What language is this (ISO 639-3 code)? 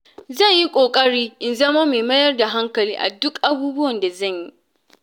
hau